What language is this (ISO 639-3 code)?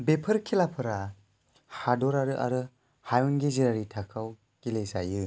brx